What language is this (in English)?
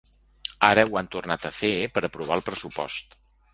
Catalan